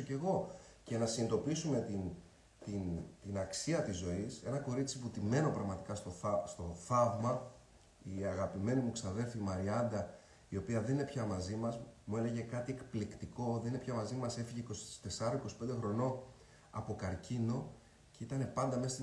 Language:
Greek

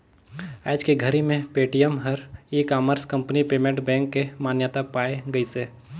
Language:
Chhattisgarhi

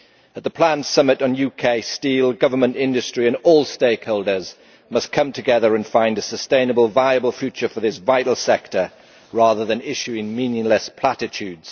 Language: English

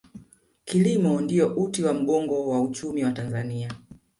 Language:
Swahili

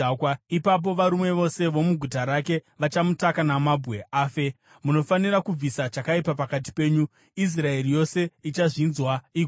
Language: Shona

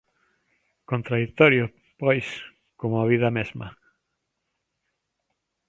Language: Galician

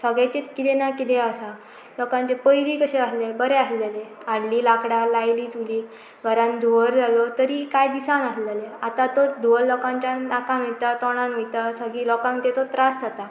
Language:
Konkani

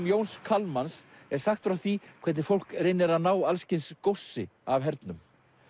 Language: Icelandic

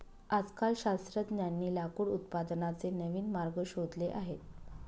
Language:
Marathi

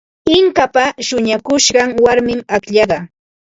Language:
Ambo-Pasco Quechua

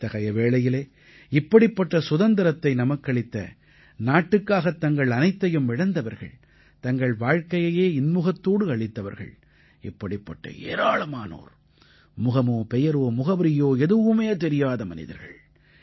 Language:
Tamil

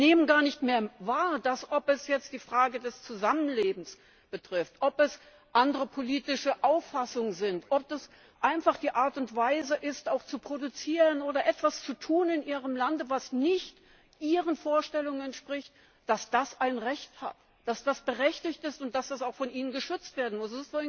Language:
German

